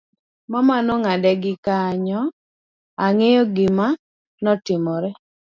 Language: Luo (Kenya and Tanzania)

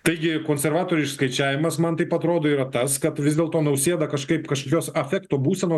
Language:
Lithuanian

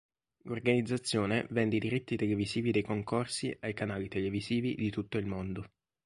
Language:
Italian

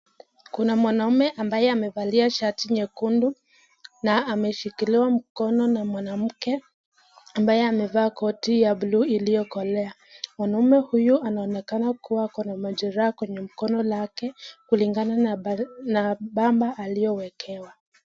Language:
Swahili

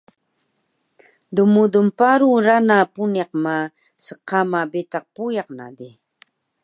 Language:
Taroko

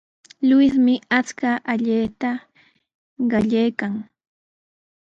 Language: Sihuas Ancash Quechua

